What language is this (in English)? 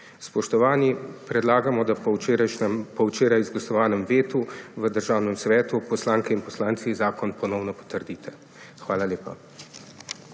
Slovenian